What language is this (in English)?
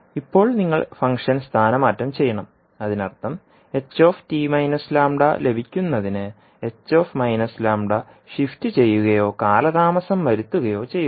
Malayalam